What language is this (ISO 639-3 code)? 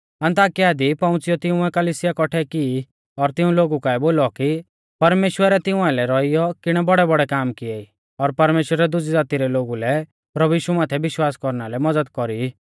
bfz